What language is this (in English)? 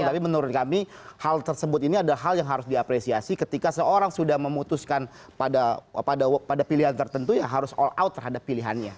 Indonesian